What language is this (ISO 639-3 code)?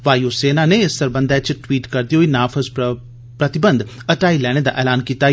doi